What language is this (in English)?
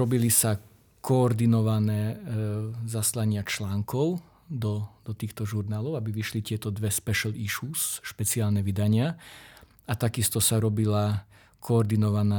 Slovak